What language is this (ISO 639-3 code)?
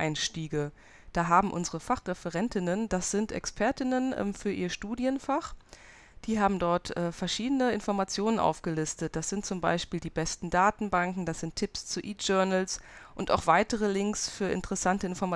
deu